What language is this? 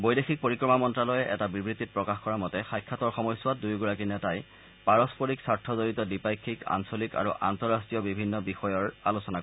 Assamese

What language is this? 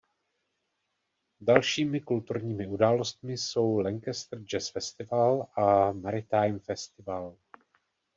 Czech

